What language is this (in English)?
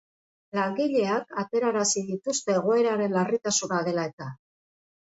Basque